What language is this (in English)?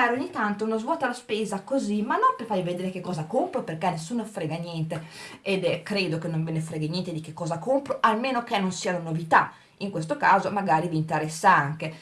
Italian